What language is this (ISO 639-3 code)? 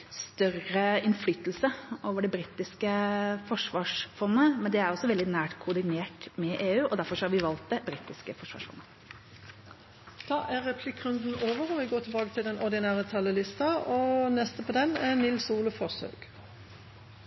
nor